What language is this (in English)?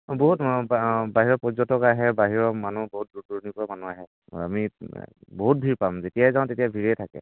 Assamese